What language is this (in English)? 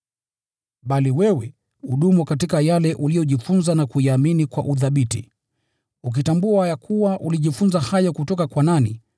Swahili